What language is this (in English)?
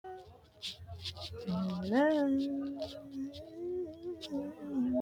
Sidamo